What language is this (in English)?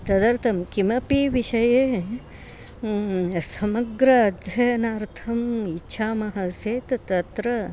Sanskrit